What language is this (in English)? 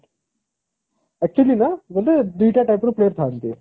Odia